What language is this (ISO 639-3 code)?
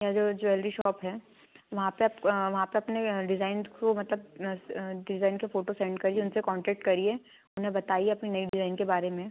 hin